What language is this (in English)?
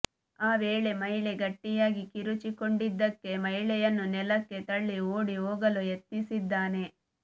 Kannada